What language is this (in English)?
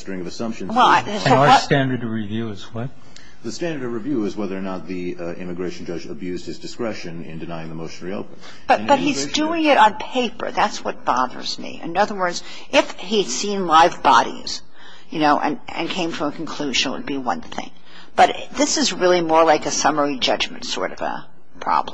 English